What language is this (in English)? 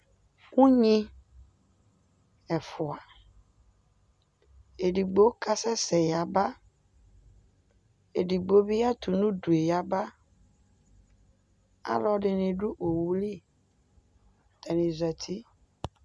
Ikposo